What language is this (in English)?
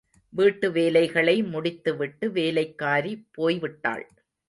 Tamil